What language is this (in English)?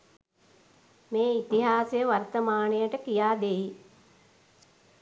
Sinhala